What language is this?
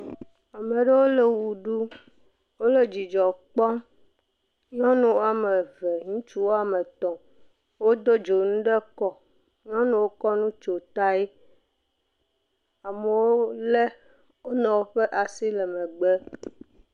Ewe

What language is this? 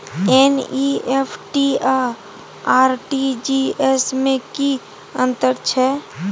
Maithili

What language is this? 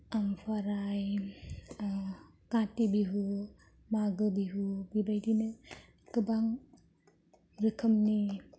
Bodo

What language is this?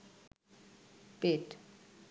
Bangla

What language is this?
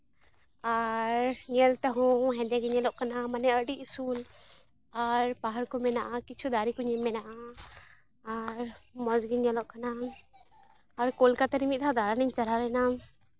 Santali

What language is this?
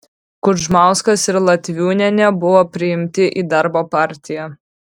Lithuanian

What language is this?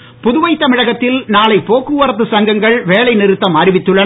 Tamil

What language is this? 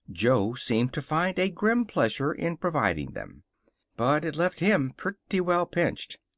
English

